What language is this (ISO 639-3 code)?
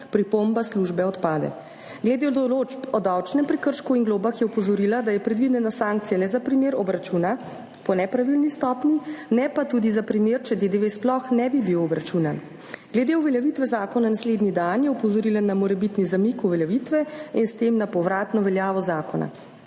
slv